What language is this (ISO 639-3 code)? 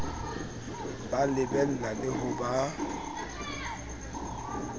sot